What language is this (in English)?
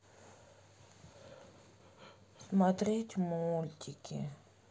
Russian